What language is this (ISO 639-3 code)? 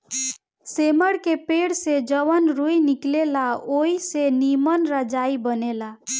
bho